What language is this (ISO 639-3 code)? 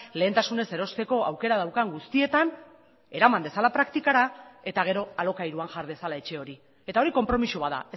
eus